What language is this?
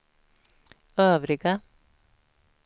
Swedish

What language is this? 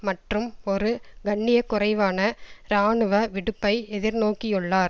Tamil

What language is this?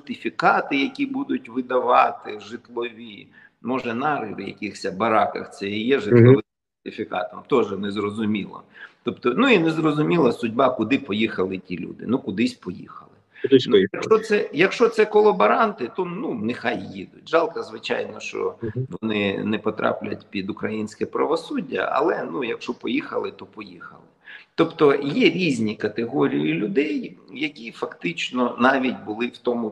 Ukrainian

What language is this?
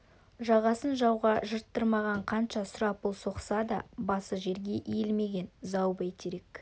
Kazakh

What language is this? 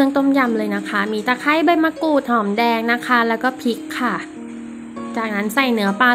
Thai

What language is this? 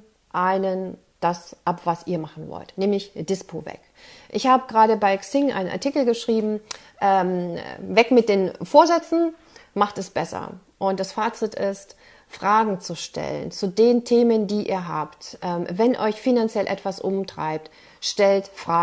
German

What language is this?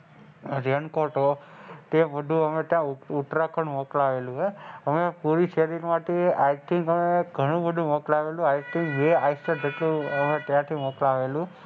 Gujarati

